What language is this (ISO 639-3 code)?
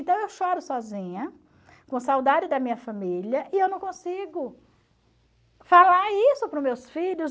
por